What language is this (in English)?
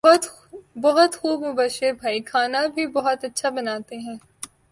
Urdu